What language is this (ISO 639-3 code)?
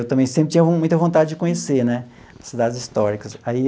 por